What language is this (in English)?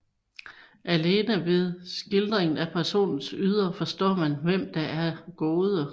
Danish